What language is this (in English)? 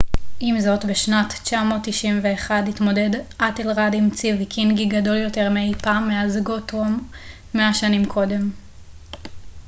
Hebrew